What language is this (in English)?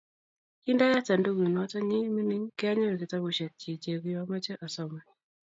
Kalenjin